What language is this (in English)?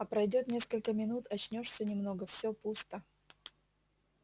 Russian